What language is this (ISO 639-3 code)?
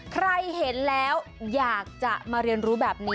tha